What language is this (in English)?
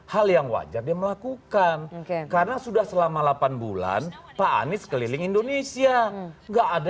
Indonesian